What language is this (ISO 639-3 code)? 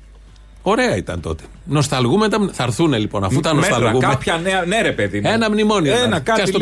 ell